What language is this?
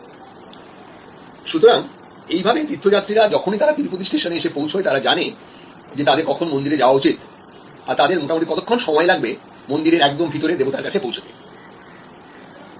Bangla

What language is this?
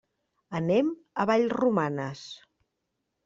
Catalan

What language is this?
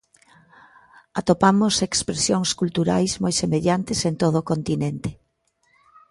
Galician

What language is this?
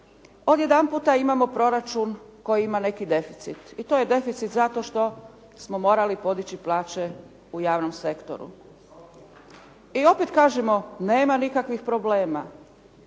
Croatian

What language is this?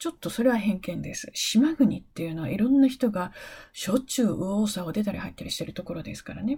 Japanese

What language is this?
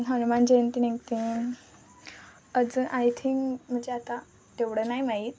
Marathi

